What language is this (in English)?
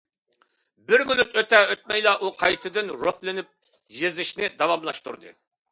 Uyghur